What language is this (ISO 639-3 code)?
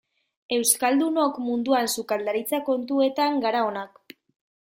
eus